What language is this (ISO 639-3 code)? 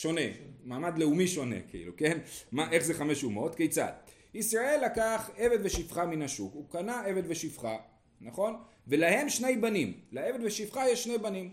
heb